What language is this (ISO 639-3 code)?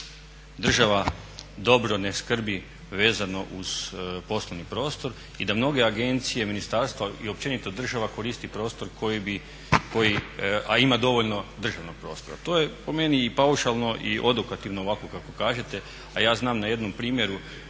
hrv